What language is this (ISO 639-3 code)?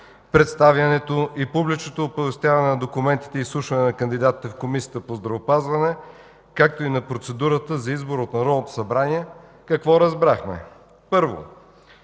bul